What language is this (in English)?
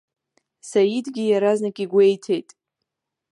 Abkhazian